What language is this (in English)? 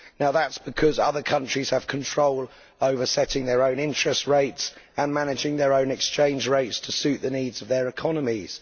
English